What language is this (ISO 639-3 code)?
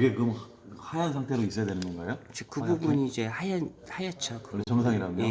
kor